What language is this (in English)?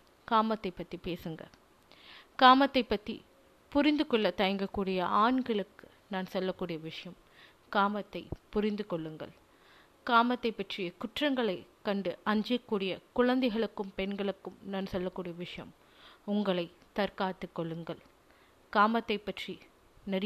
Tamil